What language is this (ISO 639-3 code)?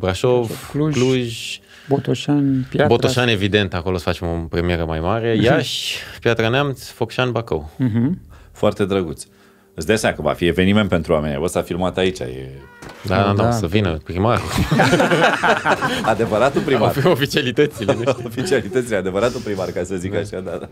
ron